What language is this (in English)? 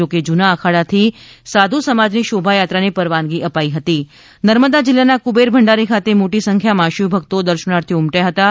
Gujarati